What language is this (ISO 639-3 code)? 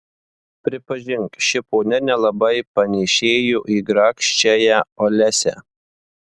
lit